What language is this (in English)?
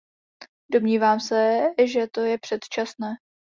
Czech